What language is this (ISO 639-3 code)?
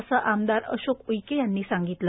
mar